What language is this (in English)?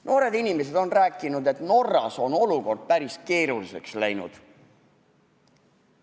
Estonian